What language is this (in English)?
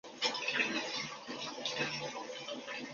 Chinese